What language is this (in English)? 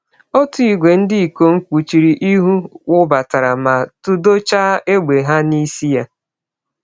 Igbo